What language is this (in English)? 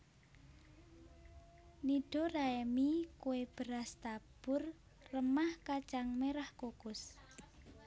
Javanese